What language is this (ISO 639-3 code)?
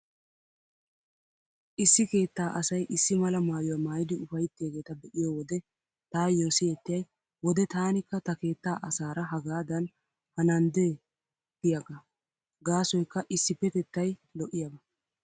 wal